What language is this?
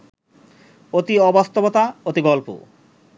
Bangla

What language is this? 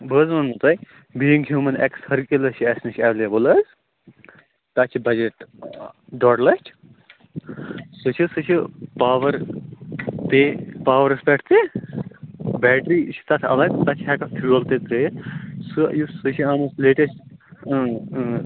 Kashmiri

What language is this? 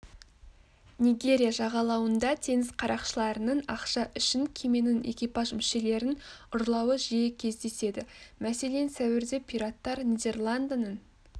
Kazakh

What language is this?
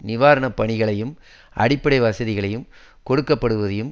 Tamil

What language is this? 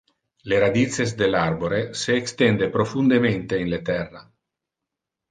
Interlingua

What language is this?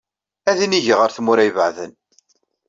Kabyle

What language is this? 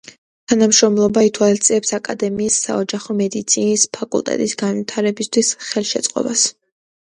Georgian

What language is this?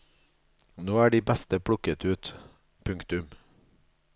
Norwegian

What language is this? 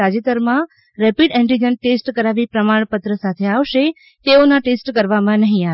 Gujarati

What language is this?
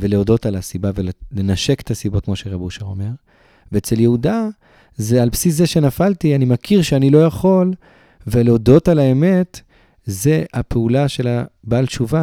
Hebrew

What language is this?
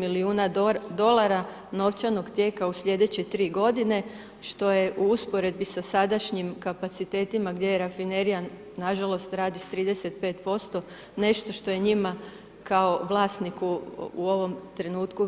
Croatian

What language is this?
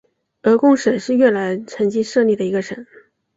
Chinese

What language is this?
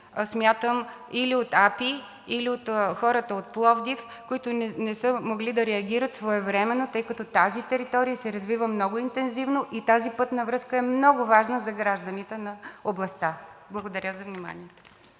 Bulgarian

